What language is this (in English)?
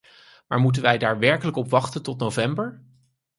Dutch